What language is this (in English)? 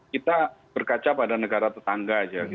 Indonesian